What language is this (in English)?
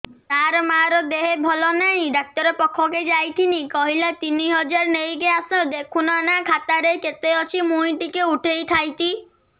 Odia